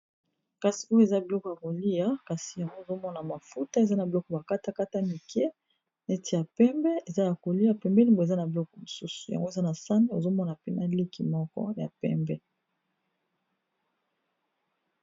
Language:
Lingala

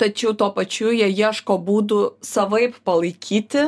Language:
Lithuanian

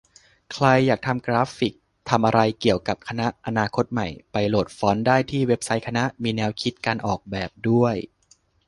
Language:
Thai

